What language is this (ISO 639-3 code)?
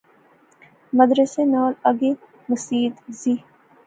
phr